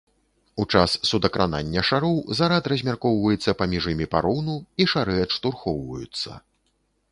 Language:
Belarusian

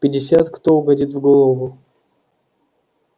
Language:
Russian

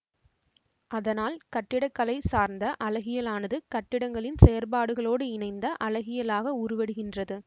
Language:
Tamil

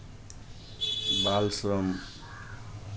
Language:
Maithili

